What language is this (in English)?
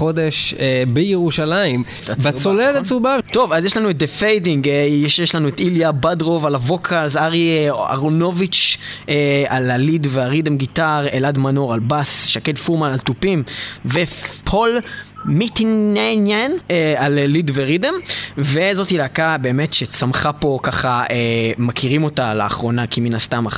Hebrew